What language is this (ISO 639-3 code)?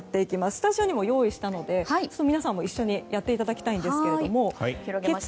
jpn